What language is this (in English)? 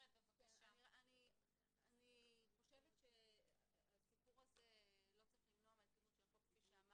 Hebrew